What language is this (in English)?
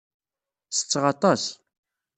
Kabyle